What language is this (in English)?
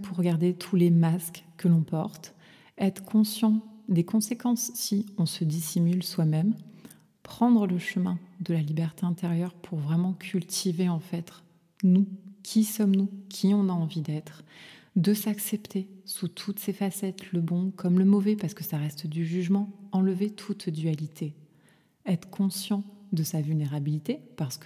French